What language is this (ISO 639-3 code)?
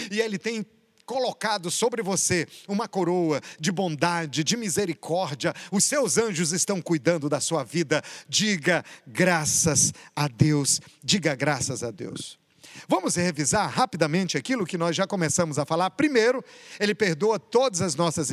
por